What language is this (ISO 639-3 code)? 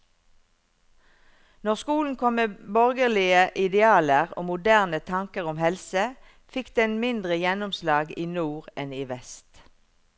nor